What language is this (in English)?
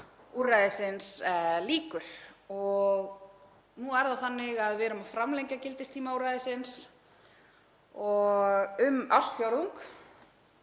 Icelandic